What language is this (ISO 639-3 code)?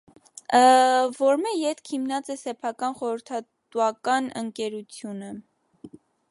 hye